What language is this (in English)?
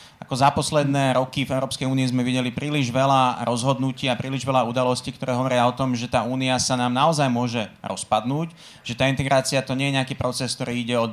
Slovak